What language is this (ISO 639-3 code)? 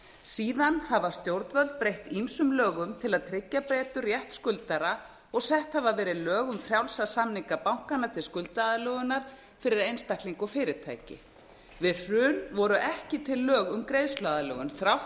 isl